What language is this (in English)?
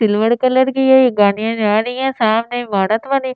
Hindi